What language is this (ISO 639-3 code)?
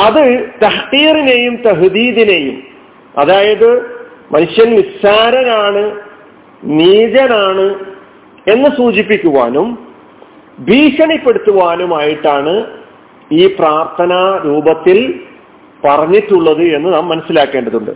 mal